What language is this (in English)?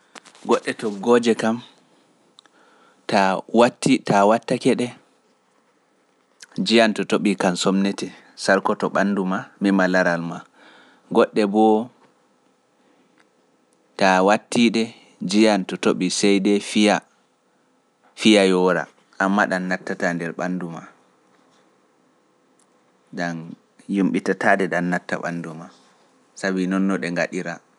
Pular